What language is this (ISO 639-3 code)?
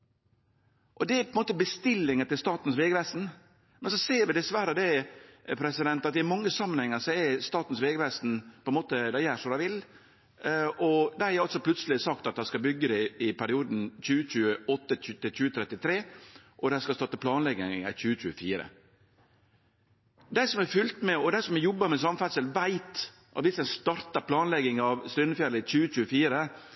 nno